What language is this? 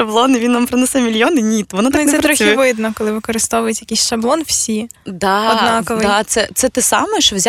Ukrainian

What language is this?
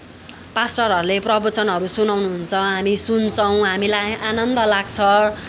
Nepali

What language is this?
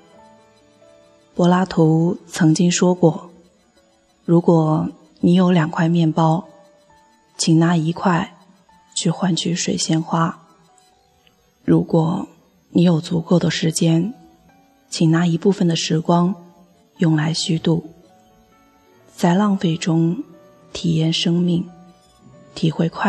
Chinese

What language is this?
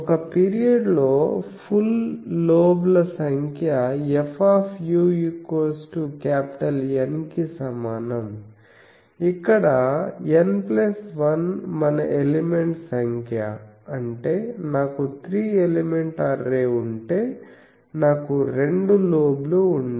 Telugu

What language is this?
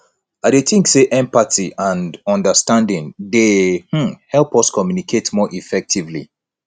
Nigerian Pidgin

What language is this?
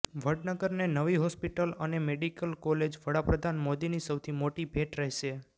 Gujarati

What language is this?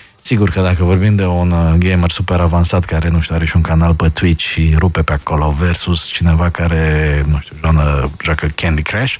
Romanian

